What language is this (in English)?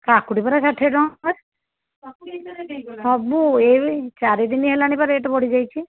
Odia